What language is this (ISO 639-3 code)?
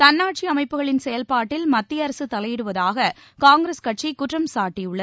tam